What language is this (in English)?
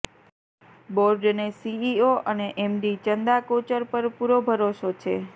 Gujarati